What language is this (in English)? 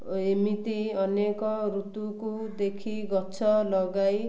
Odia